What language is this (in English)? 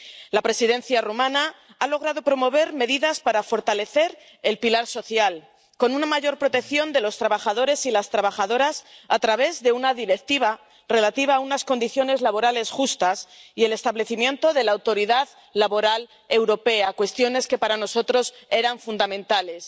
Spanish